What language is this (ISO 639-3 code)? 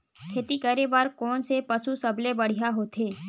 hne